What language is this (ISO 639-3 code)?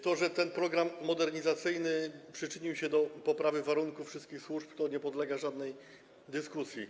pol